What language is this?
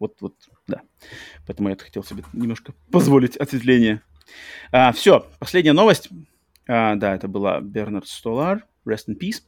Russian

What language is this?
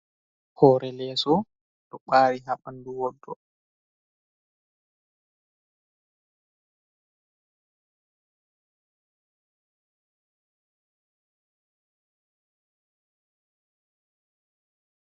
Fula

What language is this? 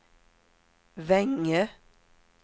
Swedish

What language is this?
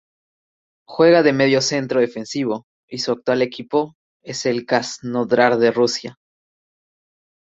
Spanish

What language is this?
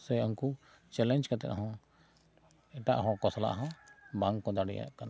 Santali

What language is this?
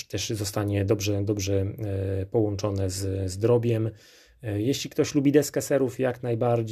Polish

